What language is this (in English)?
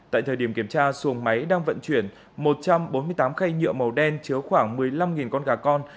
Vietnamese